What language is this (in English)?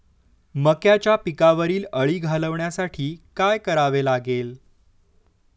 Marathi